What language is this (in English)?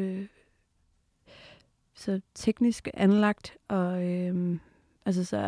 Danish